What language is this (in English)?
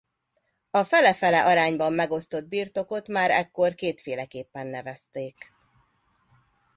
Hungarian